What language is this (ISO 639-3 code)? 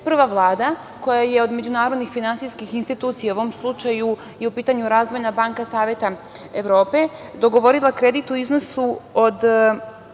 srp